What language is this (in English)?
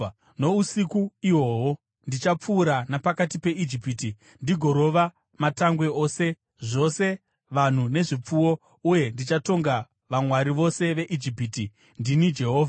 Shona